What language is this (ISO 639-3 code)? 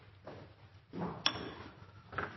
nob